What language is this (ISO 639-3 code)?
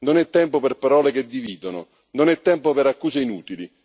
ita